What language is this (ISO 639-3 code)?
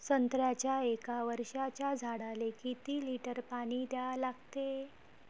mar